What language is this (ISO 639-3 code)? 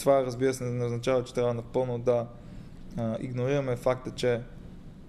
bul